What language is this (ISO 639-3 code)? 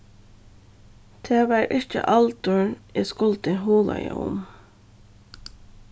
fao